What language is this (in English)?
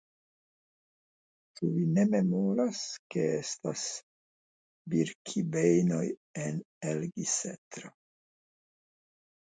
Esperanto